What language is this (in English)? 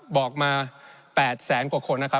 Thai